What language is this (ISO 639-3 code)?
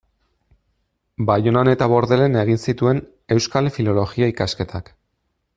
eus